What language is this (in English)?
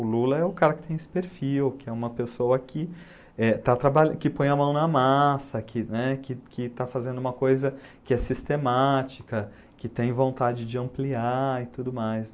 Portuguese